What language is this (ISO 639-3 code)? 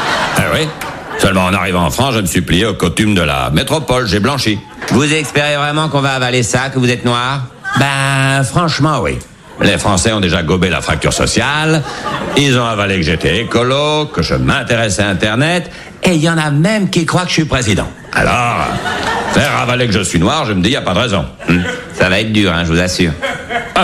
fra